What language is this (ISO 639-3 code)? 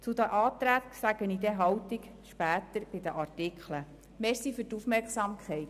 gsw